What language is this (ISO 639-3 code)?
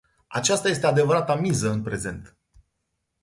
ron